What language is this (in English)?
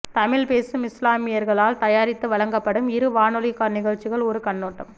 Tamil